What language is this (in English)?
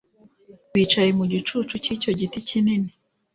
Kinyarwanda